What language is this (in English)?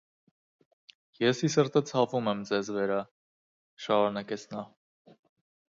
Armenian